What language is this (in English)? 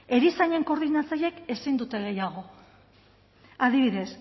Basque